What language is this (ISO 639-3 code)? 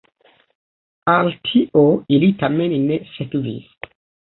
epo